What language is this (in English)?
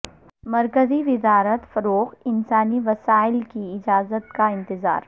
Urdu